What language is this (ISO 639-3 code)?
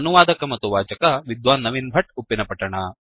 kan